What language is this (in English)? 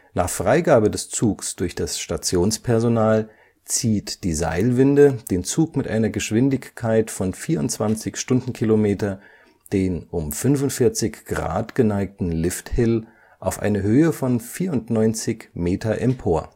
German